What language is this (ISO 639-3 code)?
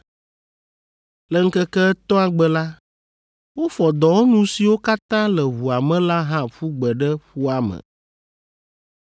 ewe